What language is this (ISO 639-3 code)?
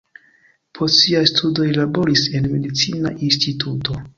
epo